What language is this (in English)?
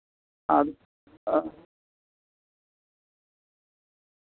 Santali